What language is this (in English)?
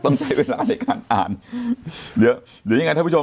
Thai